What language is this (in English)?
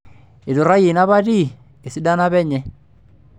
Masai